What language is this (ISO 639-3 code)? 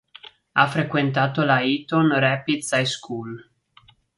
ita